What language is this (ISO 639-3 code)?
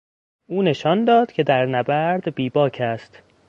fas